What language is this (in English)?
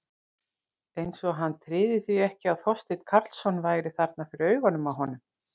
Icelandic